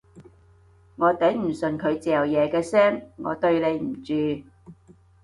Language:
Cantonese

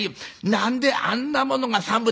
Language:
Japanese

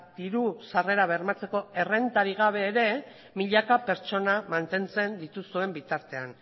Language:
Basque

